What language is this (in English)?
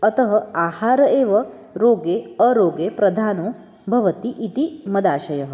Sanskrit